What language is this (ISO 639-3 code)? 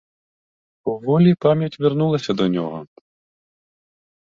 ukr